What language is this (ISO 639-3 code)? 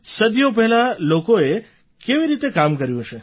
guj